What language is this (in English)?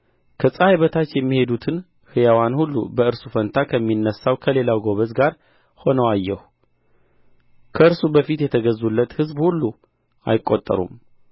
Amharic